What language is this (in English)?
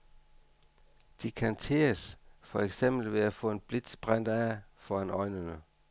Danish